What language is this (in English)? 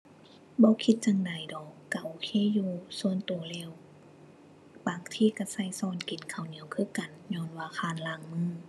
Thai